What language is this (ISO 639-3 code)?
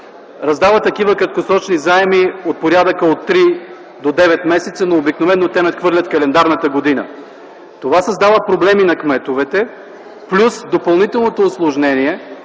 bul